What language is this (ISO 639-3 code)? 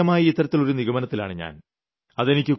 mal